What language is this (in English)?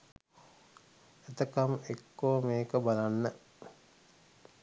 Sinhala